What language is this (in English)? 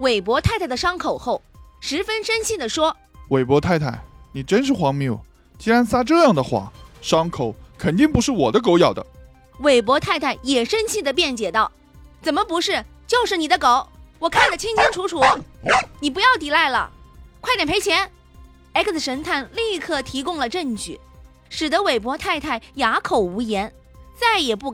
Chinese